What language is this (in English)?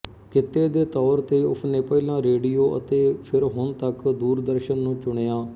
Punjabi